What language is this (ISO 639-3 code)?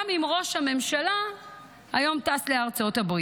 heb